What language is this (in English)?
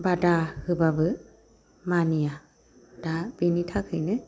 Bodo